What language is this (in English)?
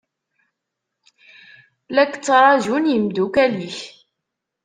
Kabyle